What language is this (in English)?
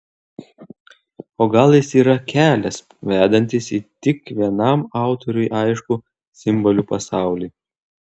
Lithuanian